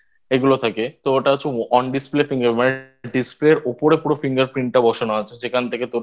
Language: Bangla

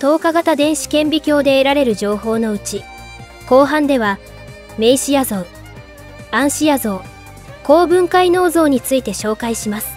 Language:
Japanese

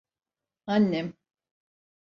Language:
Turkish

